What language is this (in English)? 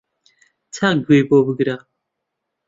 Central Kurdish